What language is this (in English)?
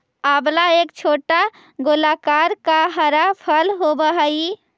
Magahi